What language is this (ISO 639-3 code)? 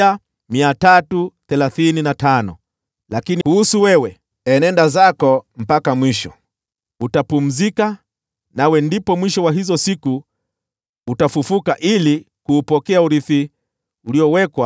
swa